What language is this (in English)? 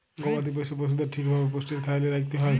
Bangla